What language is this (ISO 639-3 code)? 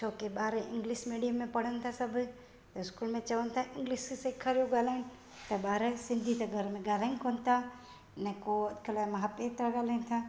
snd